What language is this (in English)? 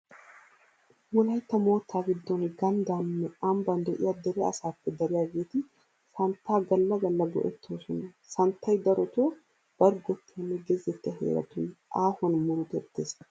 Wolaytta